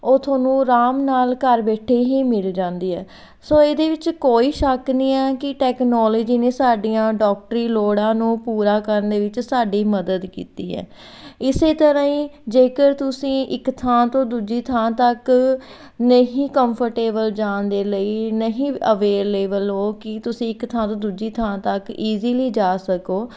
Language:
Punjabi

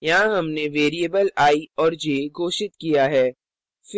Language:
Hindi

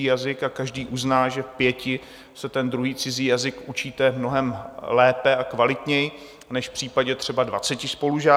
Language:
Czech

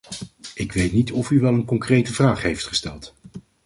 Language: Dutch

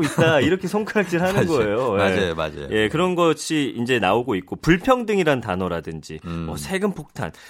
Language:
Korean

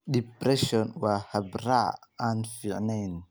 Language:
Somali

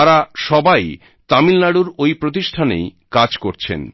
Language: Bangla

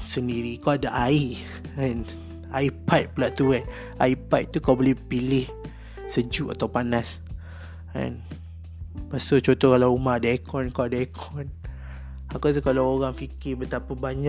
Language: Malay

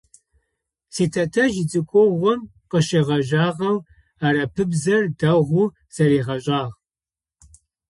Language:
Adyghe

